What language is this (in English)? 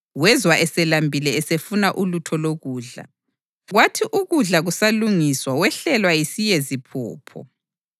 North Ndebele